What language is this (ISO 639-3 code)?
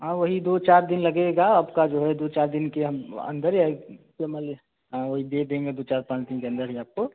hin